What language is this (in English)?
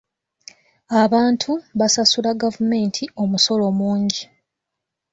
Ganda